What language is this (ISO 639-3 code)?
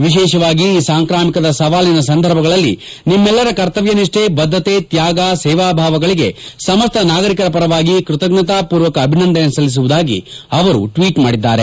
kan